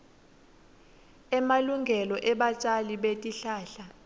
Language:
Swati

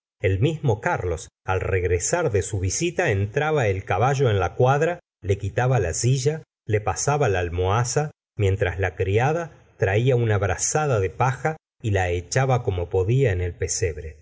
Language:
Spanish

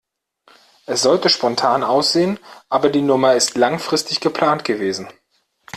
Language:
German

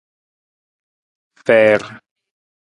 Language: Nawdm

